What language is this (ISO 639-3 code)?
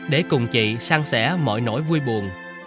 vie